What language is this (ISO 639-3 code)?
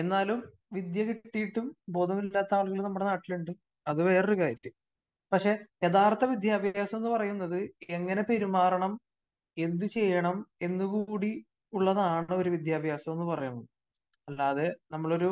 mal